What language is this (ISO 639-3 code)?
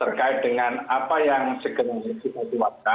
ind